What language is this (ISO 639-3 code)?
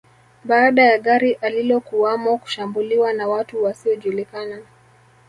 swa